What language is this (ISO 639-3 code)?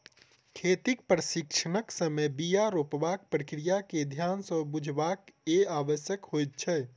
mai